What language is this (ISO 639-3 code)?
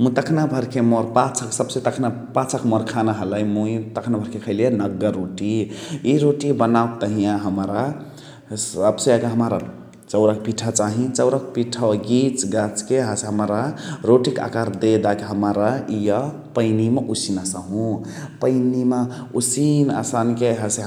the